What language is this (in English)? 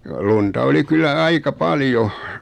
Finnish